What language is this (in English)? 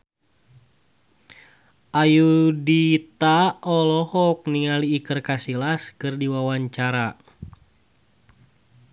Sundanese